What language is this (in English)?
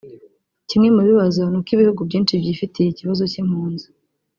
Kinyarwanda